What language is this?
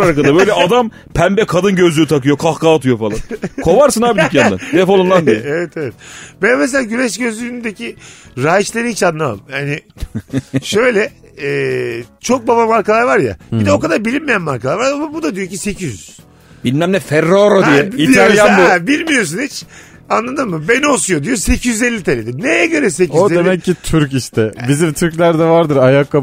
Turkish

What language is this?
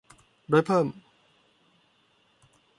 Thai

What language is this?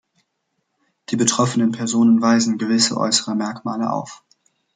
German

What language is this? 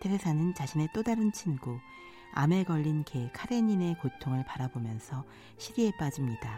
Korean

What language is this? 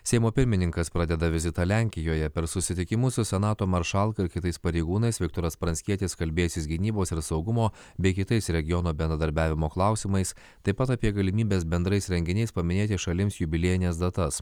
Lithuanian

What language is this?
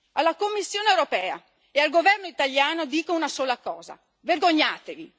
Italian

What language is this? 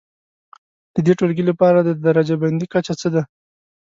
Pashto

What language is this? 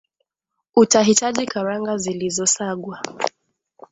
Swahili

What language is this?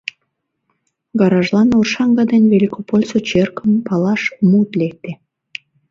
Mari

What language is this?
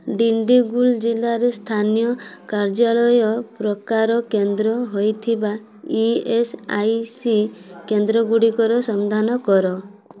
Odia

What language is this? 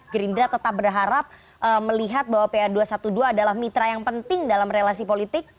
Indonesian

